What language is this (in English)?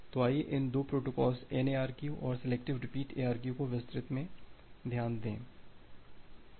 Hindi